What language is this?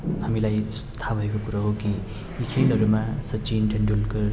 Nepali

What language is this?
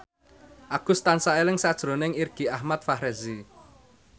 Javanese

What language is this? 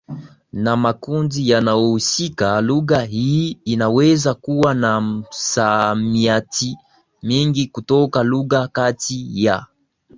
Swahili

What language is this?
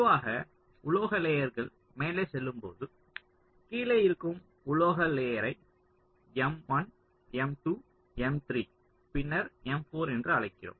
Tamil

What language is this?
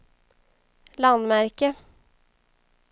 Swedish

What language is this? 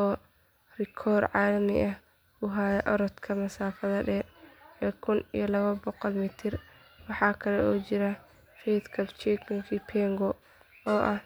Somali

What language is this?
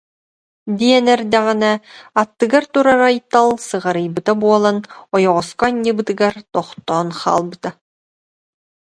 Yakut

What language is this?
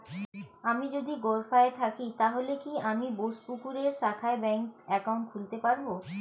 Bangla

